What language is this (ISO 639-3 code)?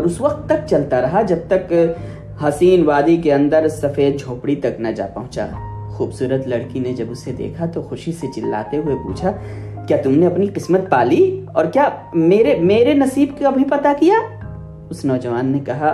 urd